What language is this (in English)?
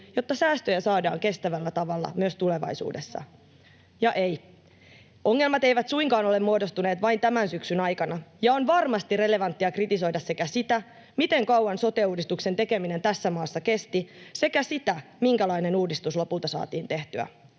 Finnish